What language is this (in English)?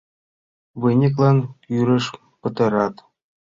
Mari